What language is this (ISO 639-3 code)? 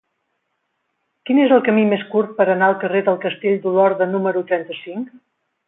cat